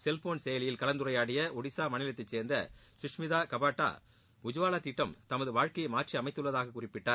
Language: Tamil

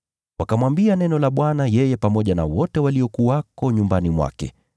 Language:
Swahili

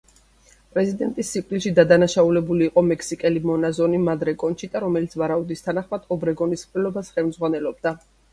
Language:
Georgian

